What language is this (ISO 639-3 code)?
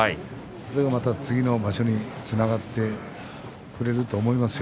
jpn